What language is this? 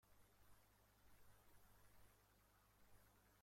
Persian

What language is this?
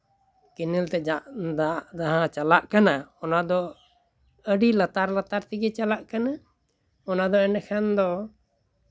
Santali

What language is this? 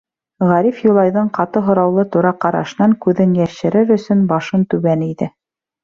Bashkir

